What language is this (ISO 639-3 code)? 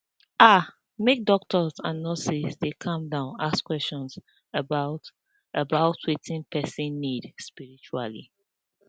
pcm